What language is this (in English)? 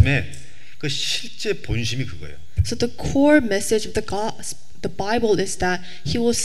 Korean